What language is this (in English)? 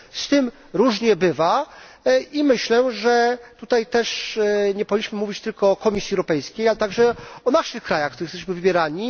Polish